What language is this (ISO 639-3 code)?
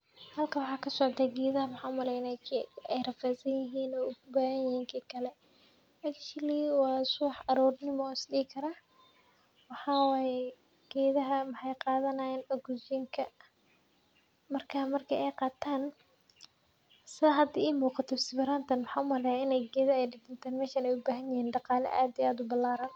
som